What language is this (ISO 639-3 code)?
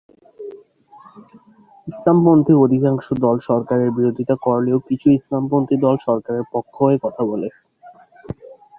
ben